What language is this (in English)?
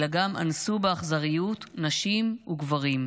Hebrew